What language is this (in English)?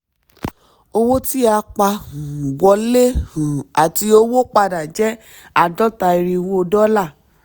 Yoruba